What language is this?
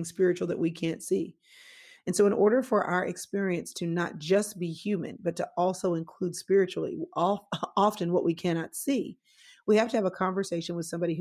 English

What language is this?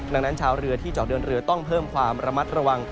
Thai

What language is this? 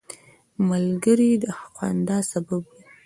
Pashto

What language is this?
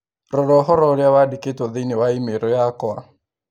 Kikuyu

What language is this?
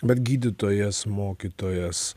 Lithuanian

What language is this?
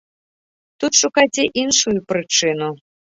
Belarusian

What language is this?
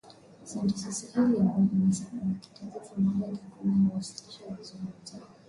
Swahili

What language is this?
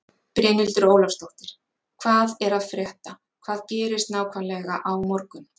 Icelandic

